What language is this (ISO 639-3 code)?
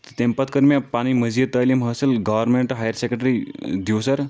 kas